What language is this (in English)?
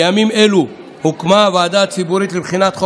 Hebrew